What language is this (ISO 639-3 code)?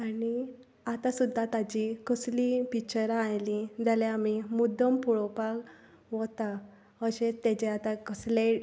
kok